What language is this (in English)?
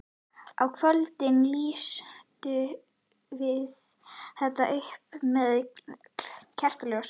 Icelandic